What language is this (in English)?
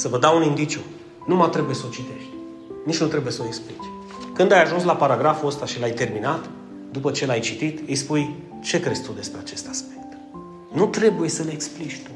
Romanian